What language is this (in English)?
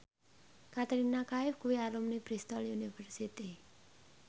Javanese